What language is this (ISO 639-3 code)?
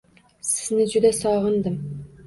uzb